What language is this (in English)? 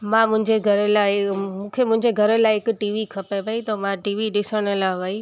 Sindhi